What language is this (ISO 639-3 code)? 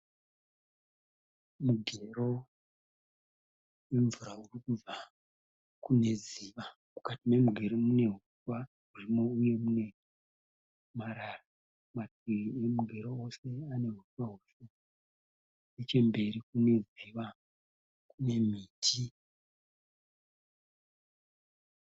sna